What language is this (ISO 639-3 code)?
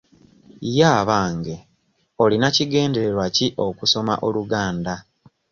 lug